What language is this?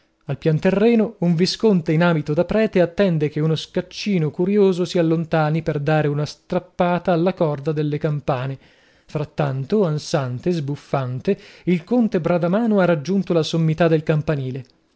Italian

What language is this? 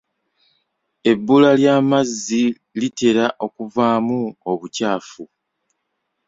Ganda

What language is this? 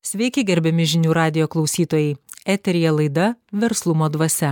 Lithuanian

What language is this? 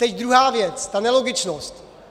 Czech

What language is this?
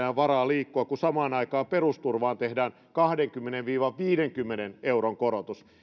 Finnish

